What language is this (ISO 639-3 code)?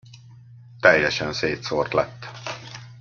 hun